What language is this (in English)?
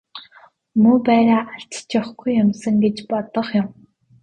Mongolian